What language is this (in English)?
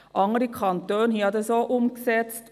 Swiss German